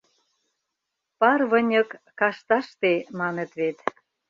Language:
Mari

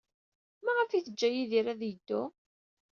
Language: Kabyle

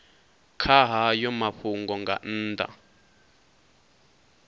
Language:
Venda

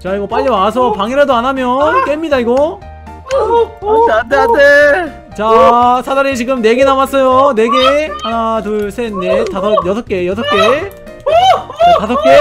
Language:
Korean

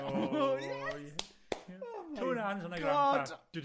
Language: Welsh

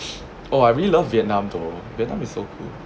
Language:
English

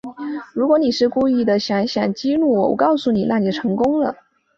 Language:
Chinese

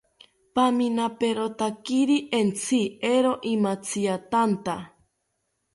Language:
South Ucayali Ashéninka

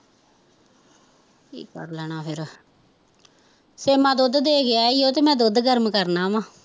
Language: Punjabi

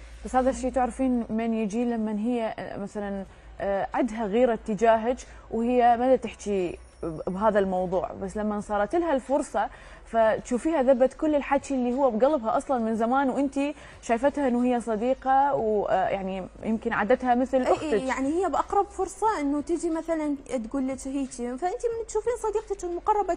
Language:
Arabic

